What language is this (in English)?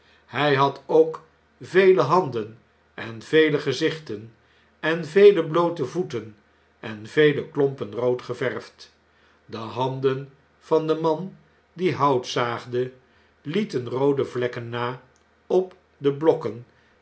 Dutch